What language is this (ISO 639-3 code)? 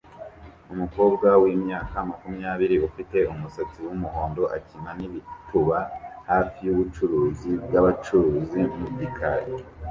kin